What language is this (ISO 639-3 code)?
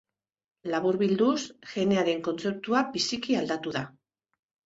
eus